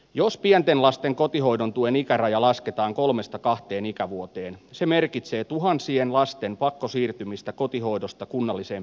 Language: Finnish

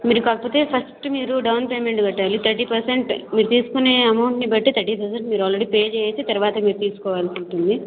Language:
Telugu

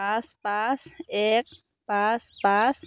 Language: Assamese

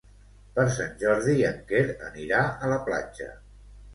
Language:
Catalan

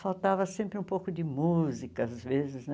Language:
Portuguese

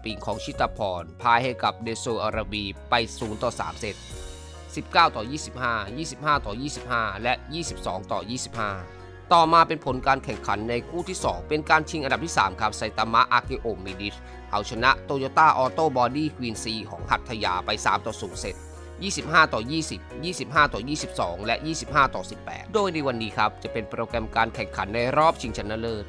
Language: Thai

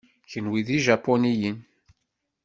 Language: Kabyle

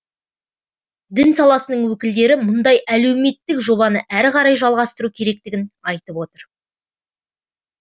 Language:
Kazakh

